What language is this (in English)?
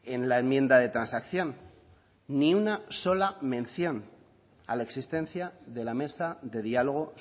Spanish